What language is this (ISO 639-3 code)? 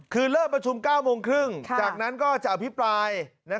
tha